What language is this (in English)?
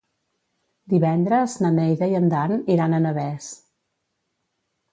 Catalan